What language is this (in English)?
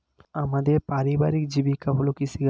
Bangla